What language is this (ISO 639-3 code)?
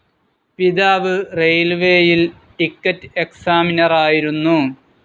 mal